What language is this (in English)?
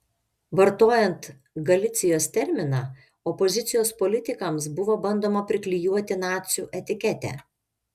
Lithuanian